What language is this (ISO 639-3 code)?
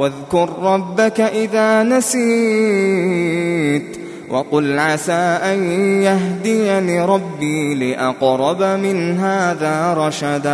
ara